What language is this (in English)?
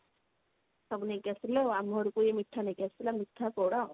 Odia